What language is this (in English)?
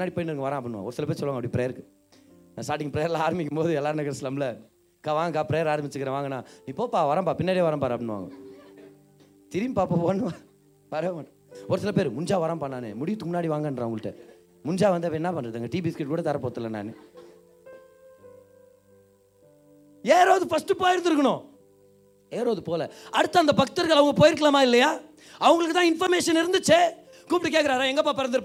Tamil